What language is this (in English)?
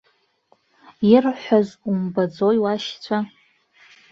Abkhazian